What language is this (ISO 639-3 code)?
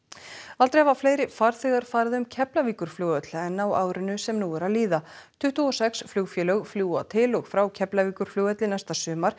isl